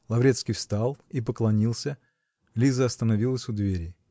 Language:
Russian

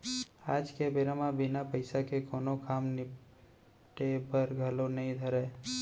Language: Chhattisgarhi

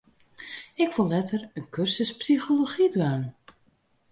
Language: Western Frisian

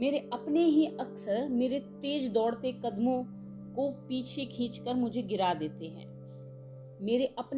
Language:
Hindi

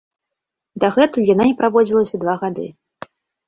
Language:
Belarusian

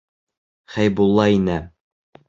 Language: Bashkir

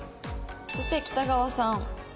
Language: Japanese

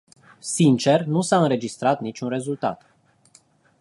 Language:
Romanian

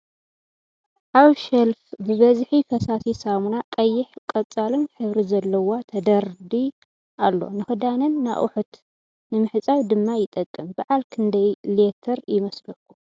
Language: Tigrinya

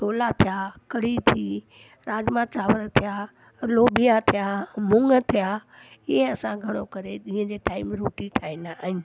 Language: Sindhi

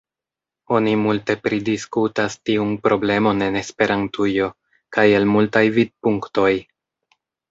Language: Esperanto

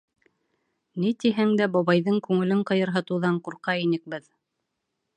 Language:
Bashkir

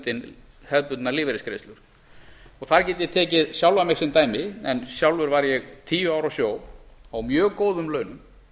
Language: Icelandic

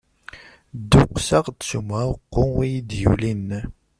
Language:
Kabyle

